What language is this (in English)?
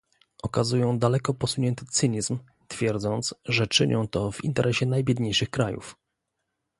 Polish